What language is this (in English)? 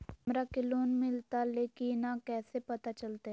Magahi